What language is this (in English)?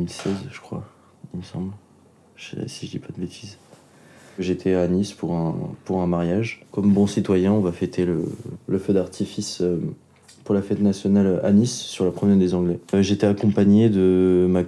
French